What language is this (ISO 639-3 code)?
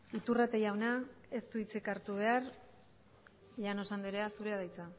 eus